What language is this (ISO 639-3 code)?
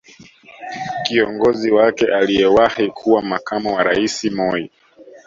swa